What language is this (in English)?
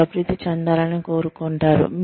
Telugu